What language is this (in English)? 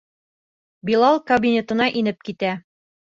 Bashkir